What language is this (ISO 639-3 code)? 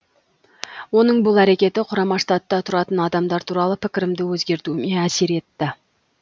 kaz